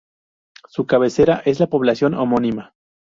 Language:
Spanish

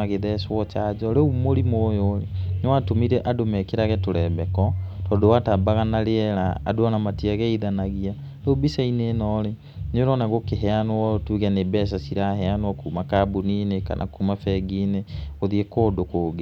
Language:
Kikuyu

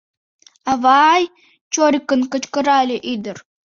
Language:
Mari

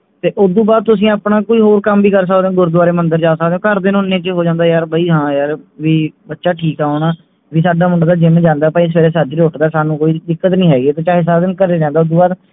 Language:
Punjabi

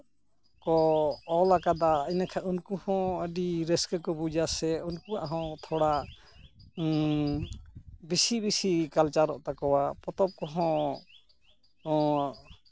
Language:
Santali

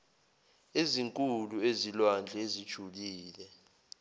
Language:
Zulu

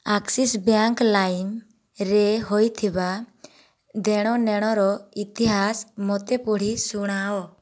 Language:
Odia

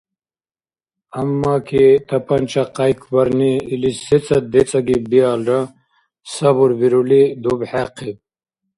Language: Dargwa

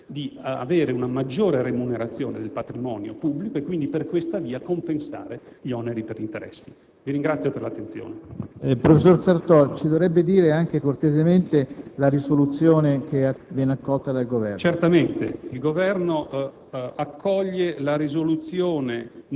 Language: Italian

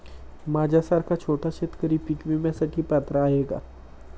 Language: Marathi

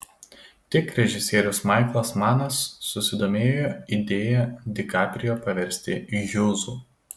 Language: Lithuanian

